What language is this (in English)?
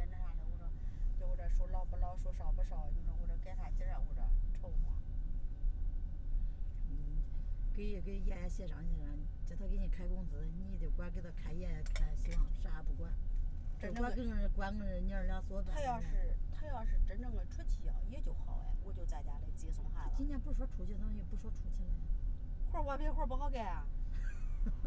Chinese